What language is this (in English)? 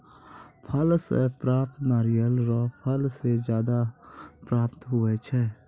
Maithili